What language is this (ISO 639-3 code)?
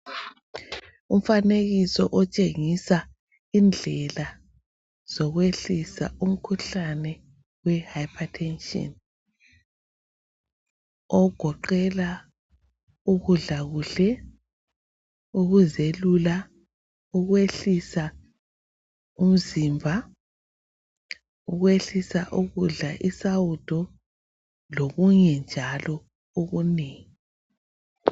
nde